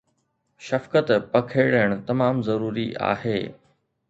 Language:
Sindhi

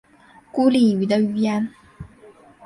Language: Chinese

